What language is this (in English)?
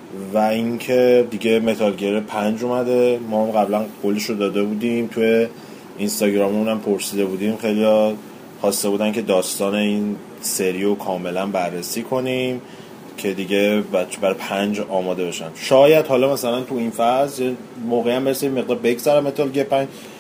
Persian